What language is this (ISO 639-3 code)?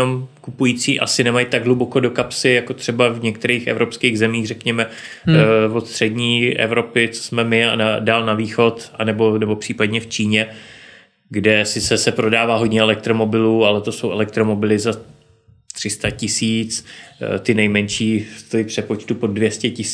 ces